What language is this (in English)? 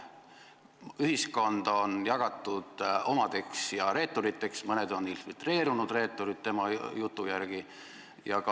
Estonian